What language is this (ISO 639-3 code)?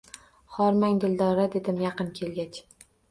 uzb